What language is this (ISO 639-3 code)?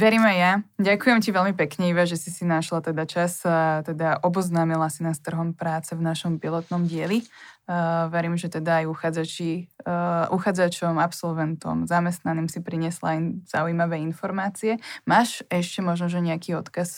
slk